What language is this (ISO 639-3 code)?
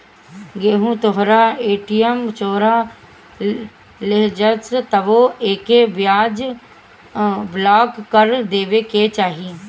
bho